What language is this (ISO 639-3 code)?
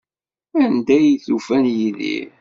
kab